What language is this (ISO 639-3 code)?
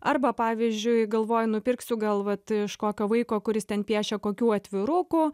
lit